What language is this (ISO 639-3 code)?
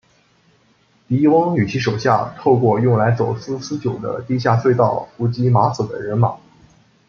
zho